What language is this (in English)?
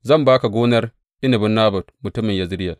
Hausa